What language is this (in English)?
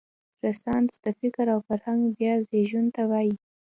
Pashto